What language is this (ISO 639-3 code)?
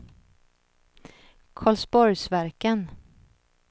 swe